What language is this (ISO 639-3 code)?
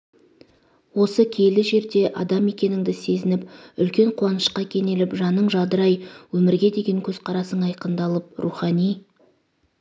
kaz